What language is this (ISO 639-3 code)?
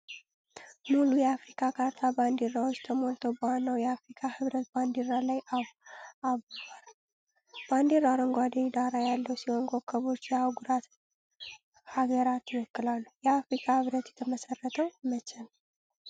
amh